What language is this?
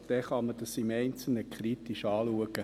Swiss German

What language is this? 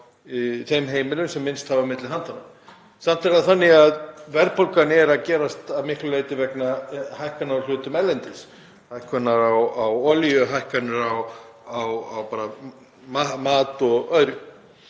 Icelandic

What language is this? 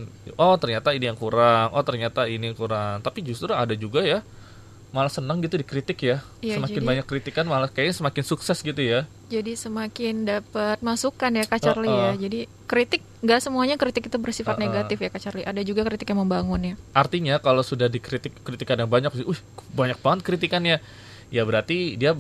Indonesian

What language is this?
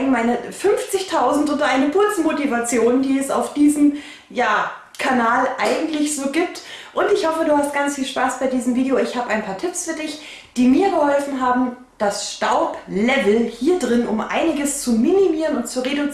German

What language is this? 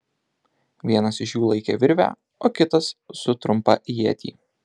Lithuanian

